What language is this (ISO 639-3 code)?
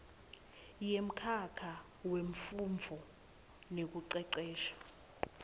ssw